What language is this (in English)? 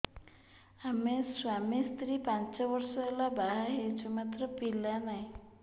Odia